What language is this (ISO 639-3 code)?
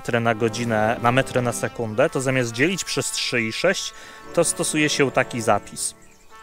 pol